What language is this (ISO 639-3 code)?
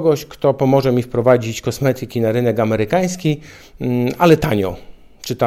pol